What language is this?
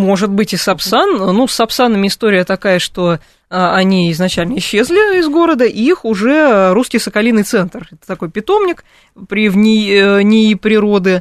Russian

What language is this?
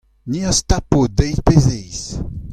Breton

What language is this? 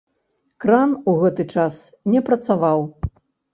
Belarusian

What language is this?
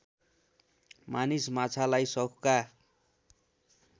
Nepali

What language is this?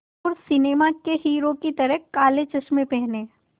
Hindi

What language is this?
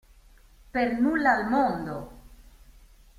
Italian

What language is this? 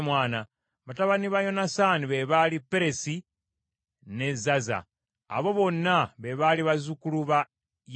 Ganda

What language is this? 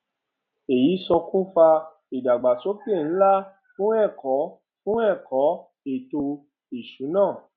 Yoruba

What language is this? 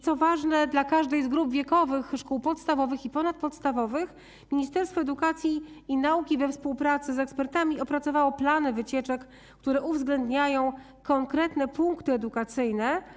Polish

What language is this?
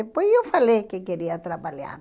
Portuguese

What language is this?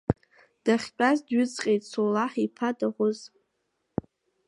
Abkhazian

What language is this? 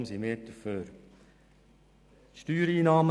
Swiss German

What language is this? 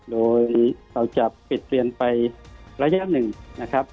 Thai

